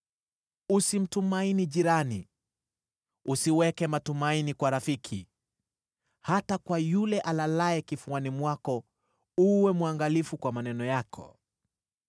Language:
Swahili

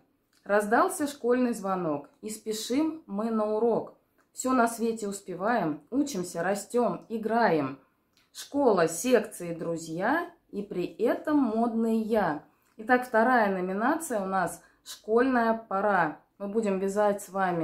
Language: Russian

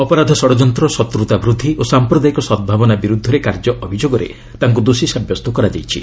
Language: Odia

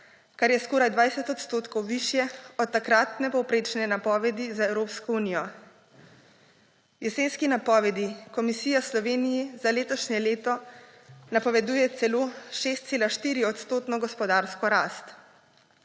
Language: Slovenian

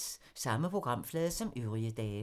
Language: Danish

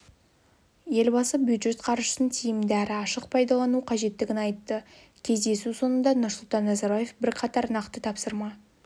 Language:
Kazakh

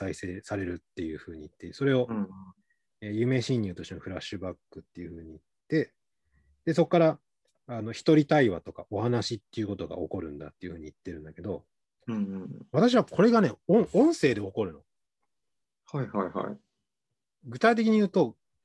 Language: Japanese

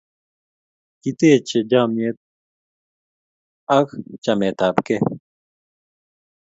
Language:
Kalenjin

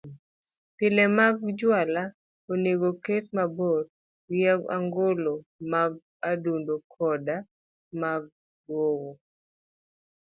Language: Luo (Kenya and Tanzania)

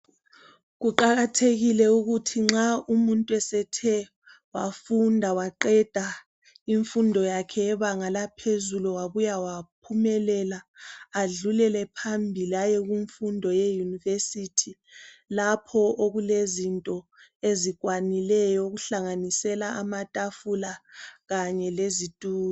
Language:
North Ndebele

